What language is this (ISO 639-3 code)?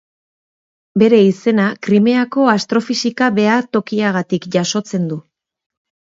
eus